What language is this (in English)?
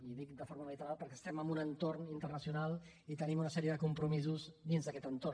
Catalan